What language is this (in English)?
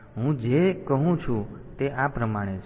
Gujarati